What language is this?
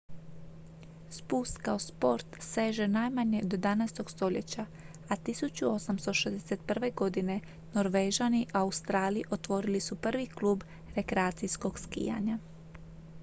Croatian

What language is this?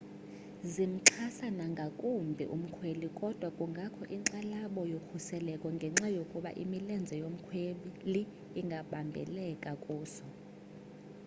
Xhosa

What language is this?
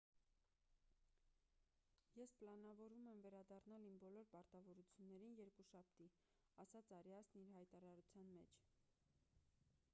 Armenian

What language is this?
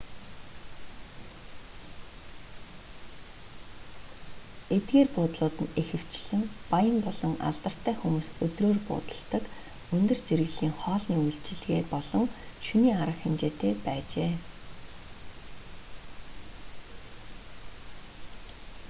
Mongolian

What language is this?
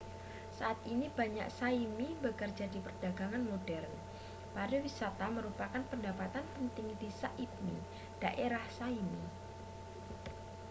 Indonesian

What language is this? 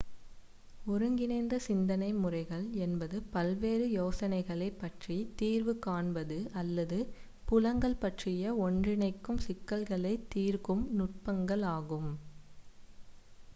Tamil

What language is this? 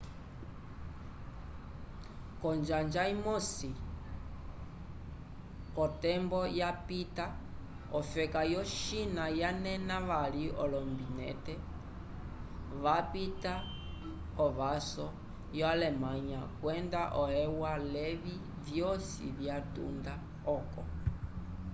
Umbundu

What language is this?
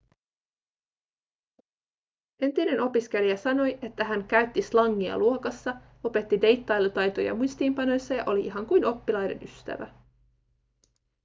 Finnish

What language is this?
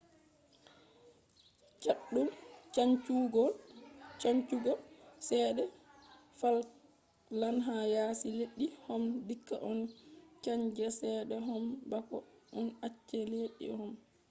Fula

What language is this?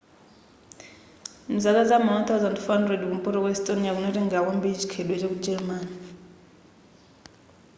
Nyanja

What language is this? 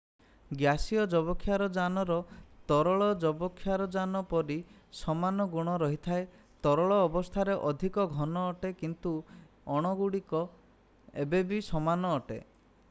Odia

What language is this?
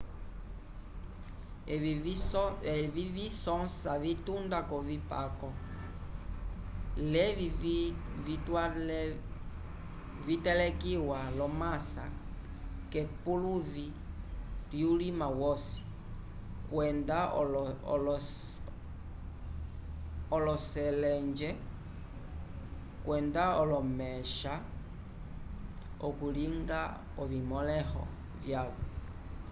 Umbundu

